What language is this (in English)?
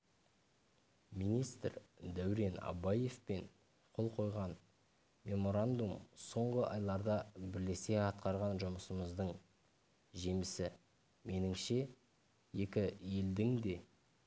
Kazakh